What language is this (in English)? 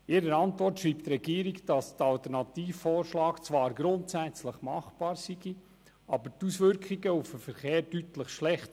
Swiss German